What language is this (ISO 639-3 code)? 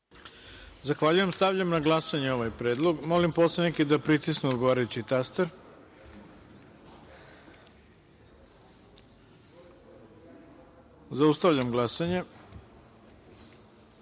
srp